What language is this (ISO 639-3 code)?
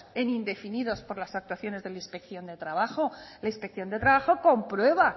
spa